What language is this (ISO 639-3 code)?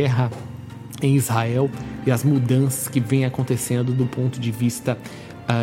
por